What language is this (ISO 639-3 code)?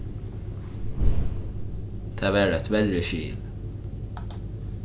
fao